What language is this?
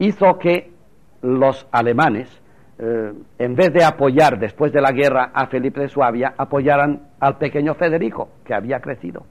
Spanish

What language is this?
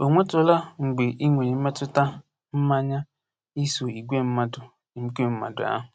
Igbo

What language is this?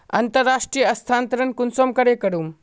Magahi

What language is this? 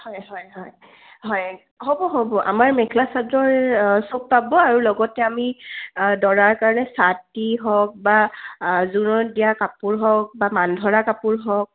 Assamese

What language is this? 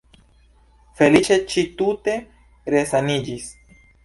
Esperanto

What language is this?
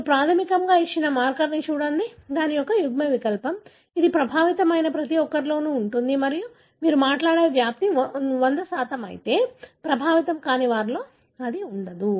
Telugu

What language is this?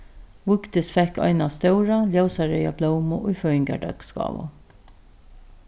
Faroese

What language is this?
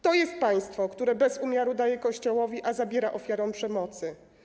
Polish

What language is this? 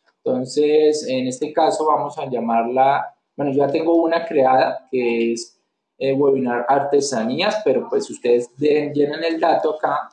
Spanish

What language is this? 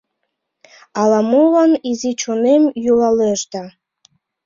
Mari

